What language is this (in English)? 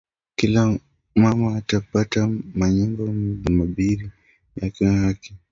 Swahili